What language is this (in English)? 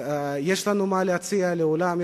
Hebrew